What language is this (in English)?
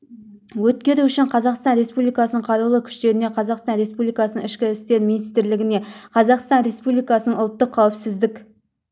Kazakh